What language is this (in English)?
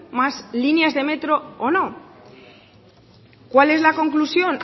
Spanish